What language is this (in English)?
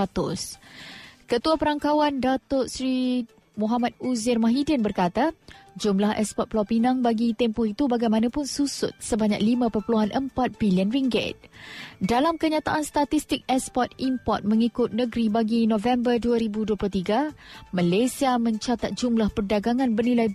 Malay